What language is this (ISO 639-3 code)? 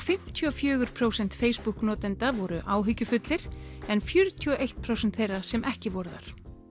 isl